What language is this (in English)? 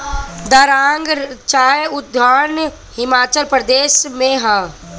Bhojpuri